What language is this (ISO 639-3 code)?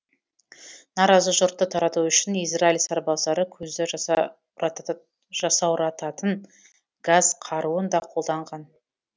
kaz